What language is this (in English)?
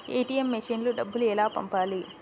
Telugu